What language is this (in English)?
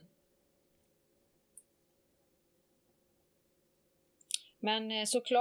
Swedish